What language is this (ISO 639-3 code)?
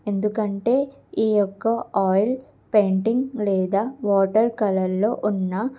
tel